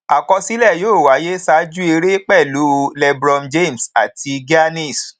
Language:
Yoruba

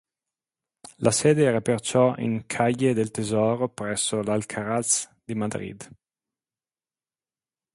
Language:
Italian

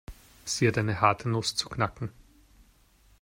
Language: German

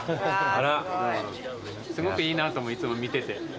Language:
Japanese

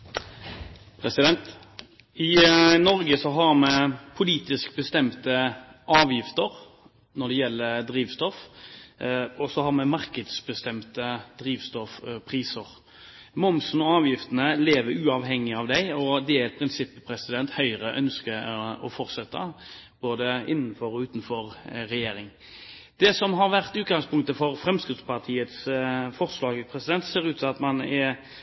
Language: Norwegian Bokmål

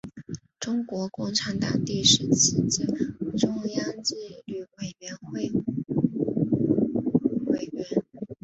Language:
Chinese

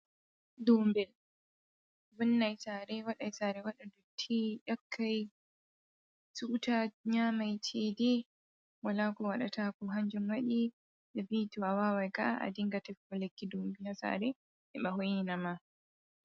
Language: Fula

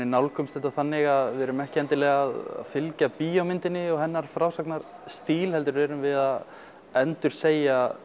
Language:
Icelandic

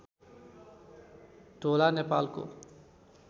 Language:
Nepali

